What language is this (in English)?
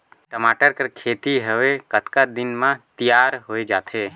Chhattisgarhi